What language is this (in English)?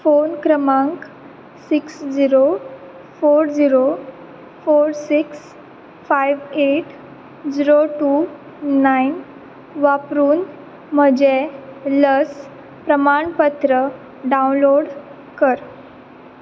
Konkani